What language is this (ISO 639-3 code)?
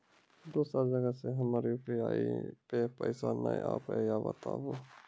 mai